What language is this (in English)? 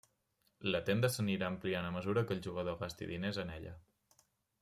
Catalan